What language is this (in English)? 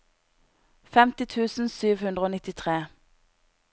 Norwegian